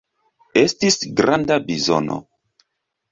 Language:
Esperanto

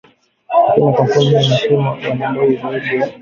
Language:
Swahili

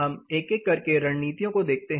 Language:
Hindi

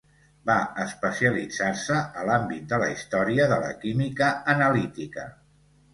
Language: Catalan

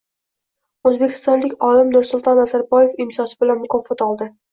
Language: Uzbek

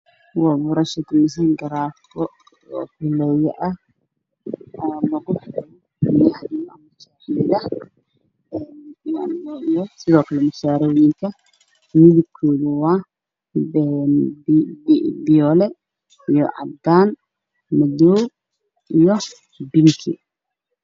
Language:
Somali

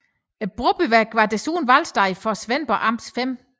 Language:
Danish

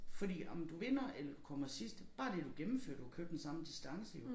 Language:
Danish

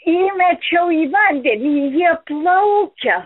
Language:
Lithuanian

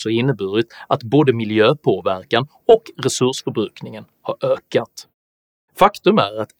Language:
Swedish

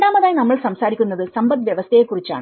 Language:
Malayalam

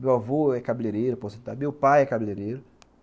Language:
Portuguese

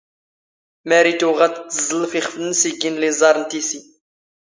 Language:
Standard Moroccan Tamazight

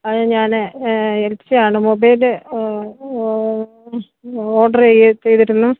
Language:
Malayalam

